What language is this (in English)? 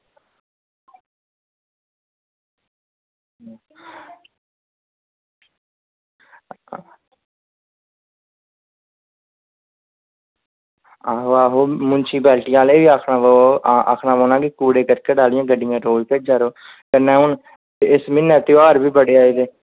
Dogri